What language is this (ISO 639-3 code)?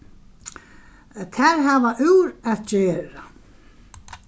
fao